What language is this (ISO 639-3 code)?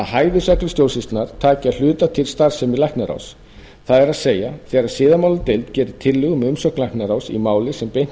isl